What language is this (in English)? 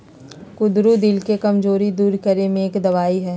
Magahi